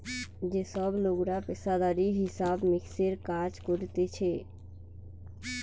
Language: Bangla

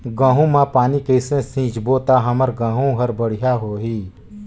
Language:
Chhattisgarhi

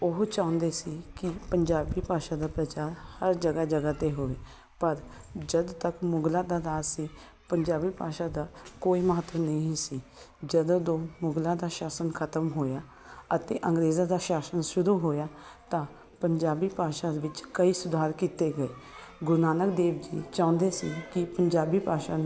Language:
Punjabi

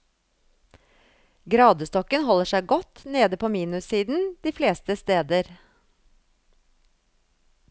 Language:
Norwegian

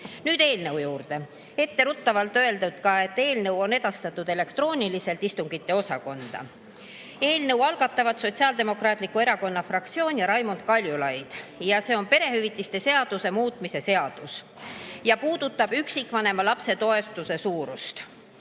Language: Estonian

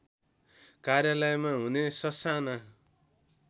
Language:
Nepali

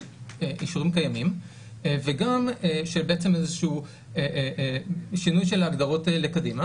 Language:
Hebrew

